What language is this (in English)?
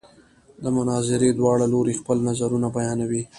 Pashto